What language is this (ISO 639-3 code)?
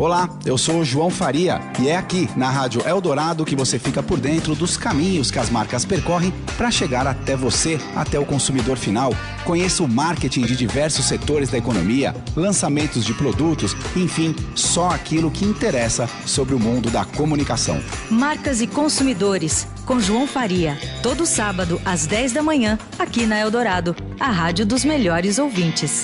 por